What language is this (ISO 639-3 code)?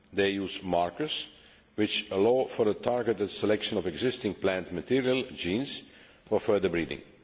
eng